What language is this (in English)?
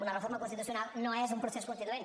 Catalan